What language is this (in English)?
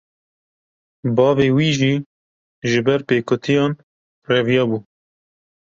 Kurdish